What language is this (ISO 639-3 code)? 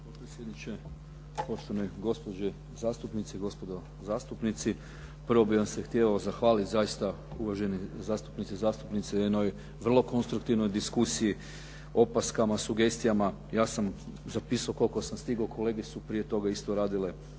hrv